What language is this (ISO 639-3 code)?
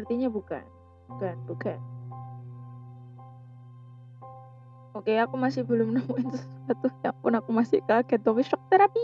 ind